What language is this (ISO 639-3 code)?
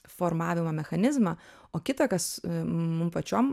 lit